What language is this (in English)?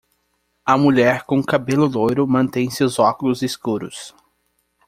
Portuguese